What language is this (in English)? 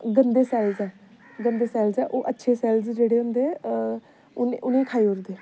Dogri